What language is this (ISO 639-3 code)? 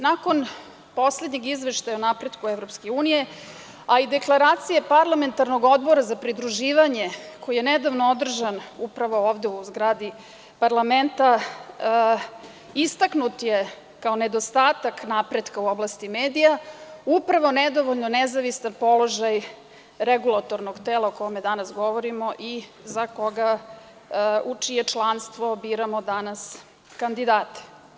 srp